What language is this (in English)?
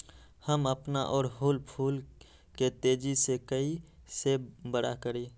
Magahi